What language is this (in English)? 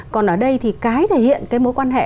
Vietnamese